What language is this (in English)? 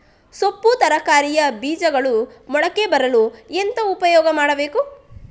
Kannada